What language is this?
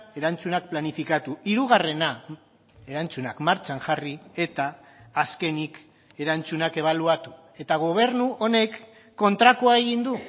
Basque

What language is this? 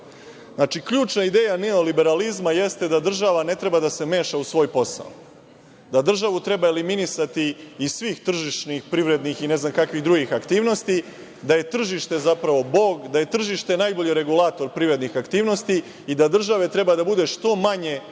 Serbian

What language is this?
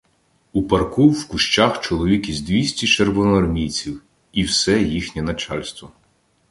Ukrainian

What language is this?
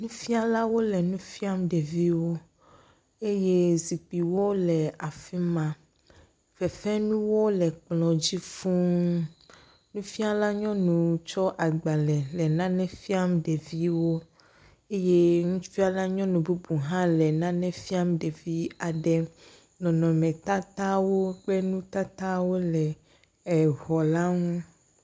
Ewe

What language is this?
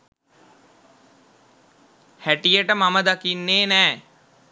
Sinhala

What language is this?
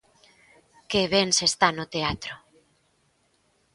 Galician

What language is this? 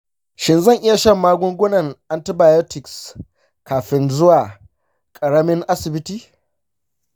Hausa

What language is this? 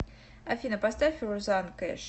Russian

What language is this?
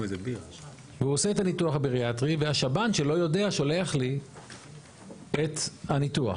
Hebrew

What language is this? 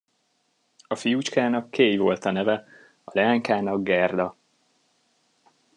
Hungarian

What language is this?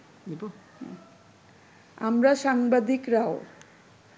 Bangla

